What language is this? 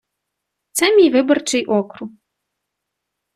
Ukrainian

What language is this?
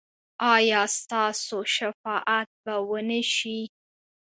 Pashto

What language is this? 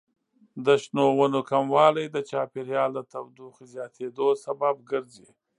Pashto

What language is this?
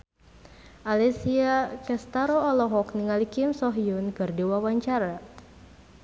Sundanese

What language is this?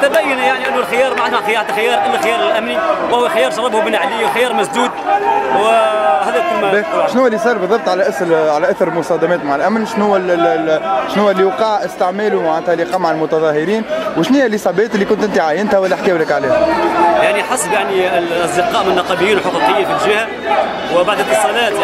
Arabic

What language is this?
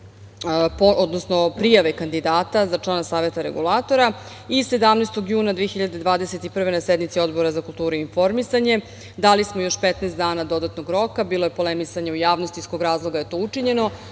Serbian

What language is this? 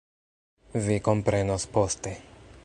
Esperanto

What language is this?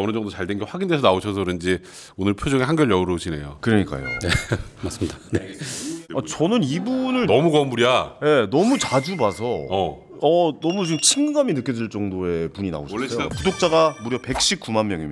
Korean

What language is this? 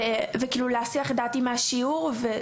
Hebrew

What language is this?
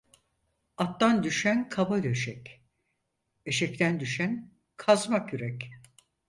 Turkish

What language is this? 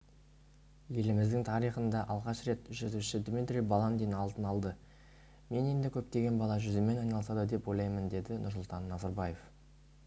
Kazakh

